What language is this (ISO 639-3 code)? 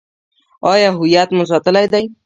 pus